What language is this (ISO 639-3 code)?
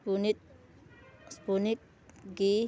mni